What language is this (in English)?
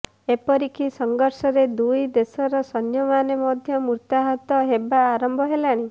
Odia